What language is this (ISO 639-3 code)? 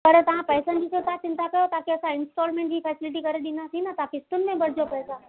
snd